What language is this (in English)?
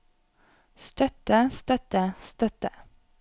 Norwegian